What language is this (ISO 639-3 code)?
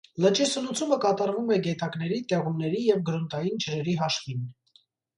hye